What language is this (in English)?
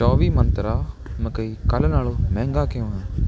Punjabi